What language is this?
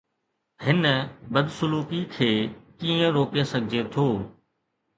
Sindhi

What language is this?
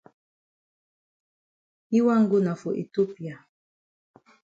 Cameroon Pidgin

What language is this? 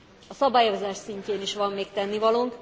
Hungarian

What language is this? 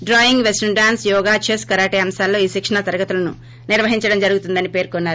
Telugu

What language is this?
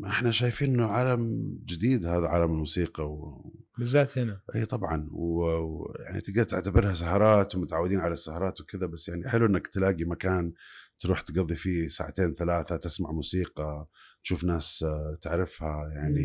Arabic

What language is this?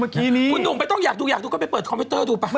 Thai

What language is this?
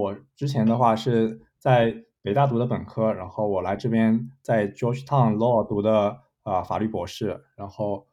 Chinese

